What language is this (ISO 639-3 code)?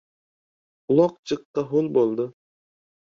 uzb